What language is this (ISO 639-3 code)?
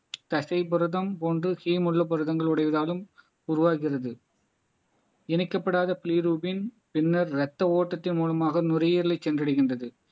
tam